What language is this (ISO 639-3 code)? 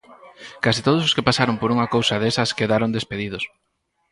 glg